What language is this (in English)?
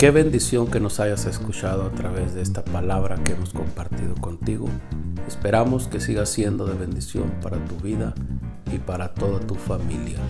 Spanish